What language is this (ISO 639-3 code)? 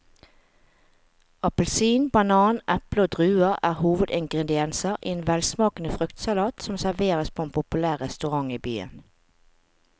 nor